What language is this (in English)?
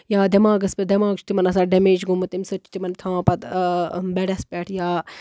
Kashmiri